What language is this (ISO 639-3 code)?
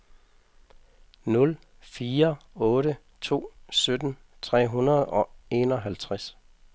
dan